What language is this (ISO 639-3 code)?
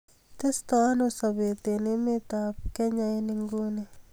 kln